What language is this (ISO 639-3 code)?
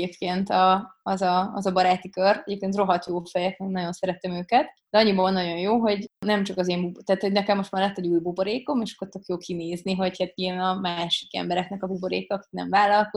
hun